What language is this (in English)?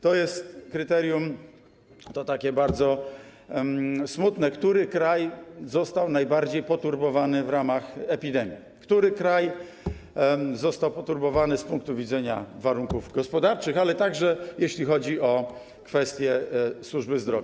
Polish